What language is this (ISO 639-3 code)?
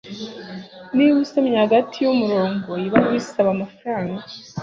kin